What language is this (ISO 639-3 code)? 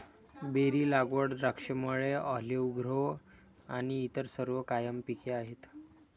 mar